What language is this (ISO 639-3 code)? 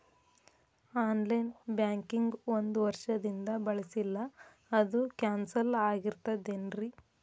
kan